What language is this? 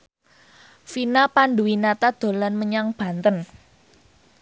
Javanese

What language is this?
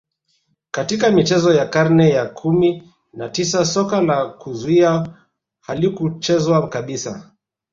Swahili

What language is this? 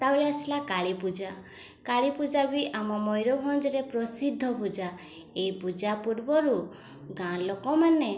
Odia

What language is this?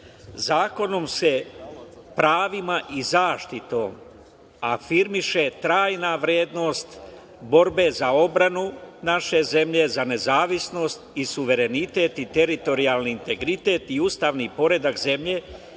Serbian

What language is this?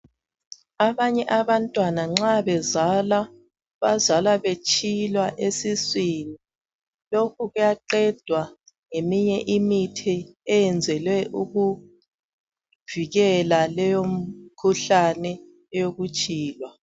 North Ndebele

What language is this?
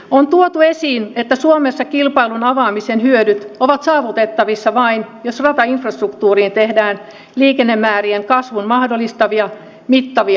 Finnish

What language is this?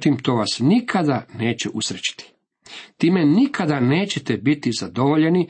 Croatian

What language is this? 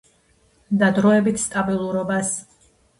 Georgian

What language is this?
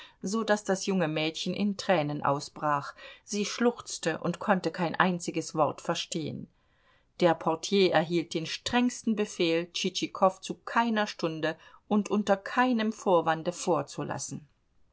German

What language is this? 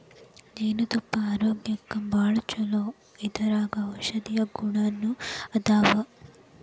Kannada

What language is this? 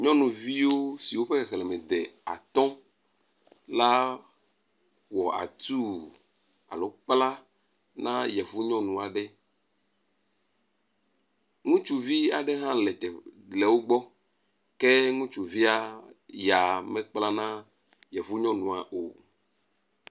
Ewe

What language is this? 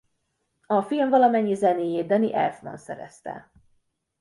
Hungarian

